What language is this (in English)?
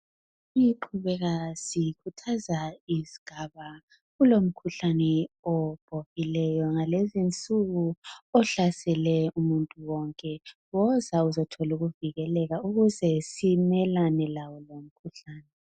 North Ndebele